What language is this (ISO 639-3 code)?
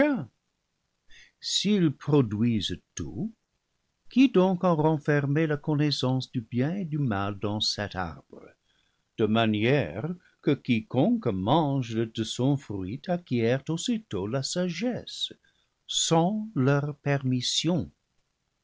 fra